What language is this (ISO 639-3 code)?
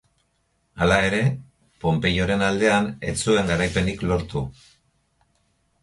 eus